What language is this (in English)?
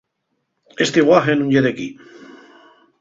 Asturian